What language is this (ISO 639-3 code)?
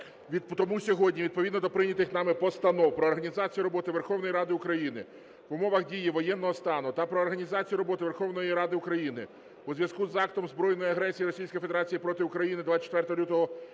ukr